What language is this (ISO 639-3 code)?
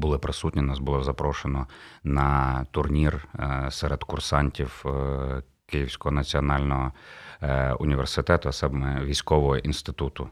ukr